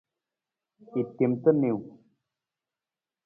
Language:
Nawdm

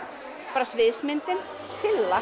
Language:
Icelandic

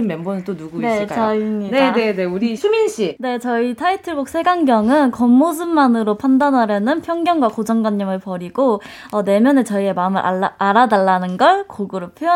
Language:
Korean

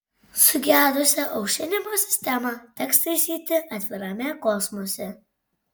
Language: Lithuanian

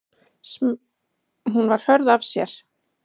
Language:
Icelandic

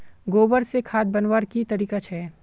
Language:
Magahi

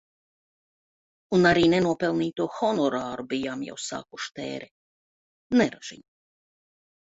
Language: Latvian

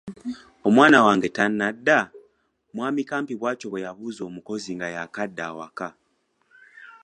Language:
Ganda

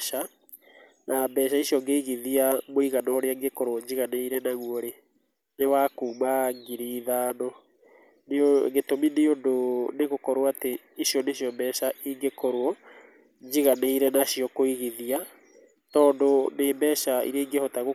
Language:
Kikuyu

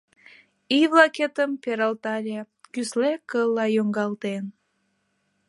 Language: Mari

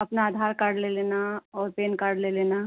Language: Hindi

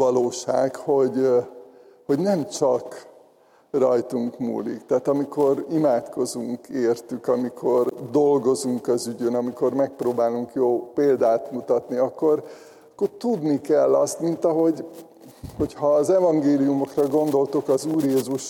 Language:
Hungarian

